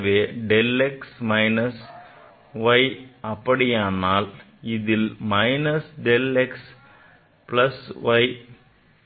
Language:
Tamil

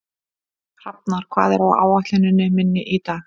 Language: Icelandic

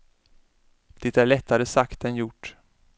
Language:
Swedish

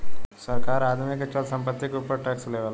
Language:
Bhojpuri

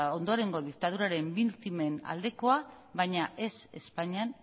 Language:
Basque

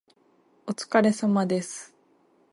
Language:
Japanese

